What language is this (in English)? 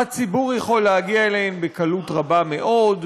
Hebrew